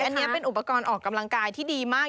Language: Thai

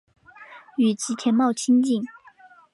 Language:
Chinese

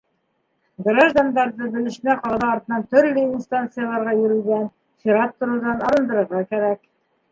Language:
Bashkir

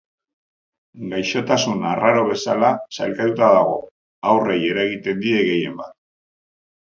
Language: Basque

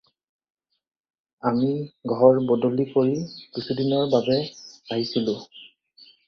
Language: Assamese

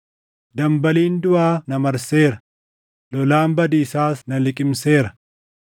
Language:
Oromo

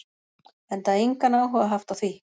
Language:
Icelandic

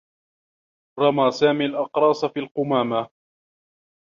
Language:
Arabic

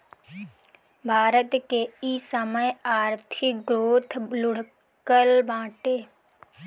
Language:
Bhojpuri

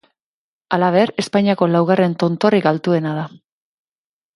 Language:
Basque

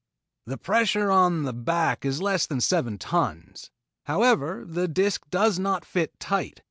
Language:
English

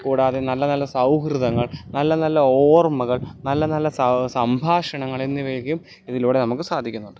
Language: Malayalam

